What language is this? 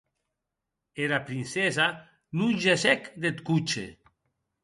Occitan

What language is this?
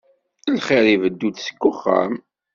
Kabyle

